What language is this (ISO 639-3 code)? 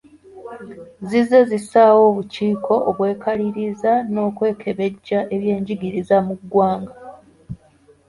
lug